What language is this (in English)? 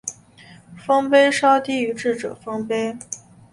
Chinese